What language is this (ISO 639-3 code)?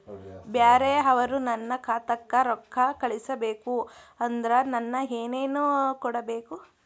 kan